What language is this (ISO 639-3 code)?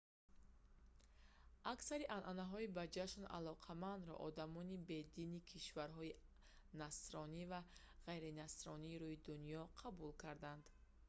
tgk